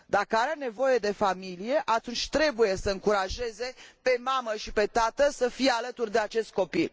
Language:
Romanian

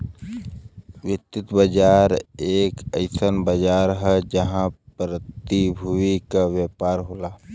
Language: Bhojpuri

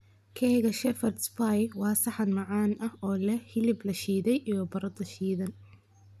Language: Somali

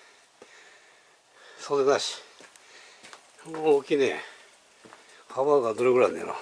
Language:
Japanese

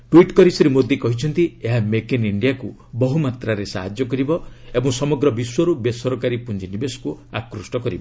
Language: Odia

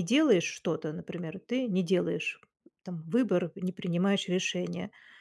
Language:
Russian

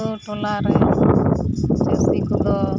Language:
Santali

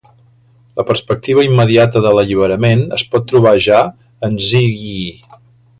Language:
Catalan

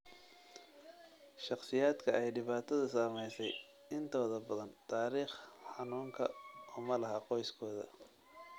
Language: Somali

